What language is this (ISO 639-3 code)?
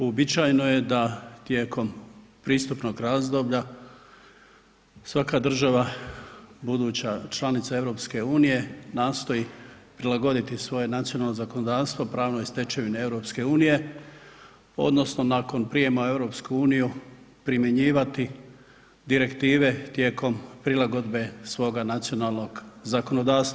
hrv